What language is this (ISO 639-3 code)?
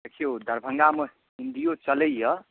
mai